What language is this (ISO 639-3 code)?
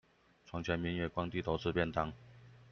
zho